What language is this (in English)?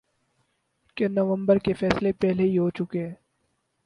Urdu